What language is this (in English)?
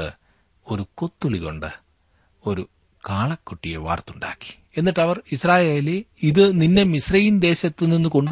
Malayalam